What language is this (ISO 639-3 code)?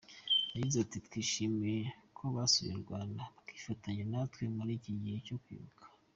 kin